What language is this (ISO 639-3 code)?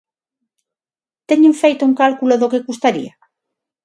glg